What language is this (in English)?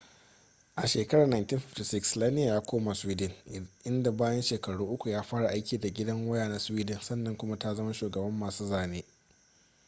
Hausa